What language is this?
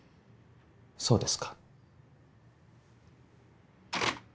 Japanese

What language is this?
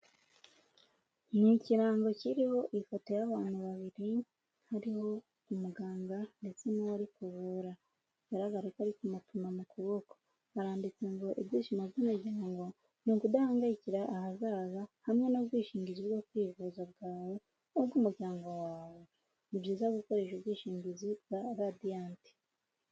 Kinyarwanda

